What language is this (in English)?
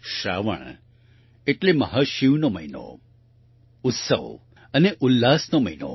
Gujarati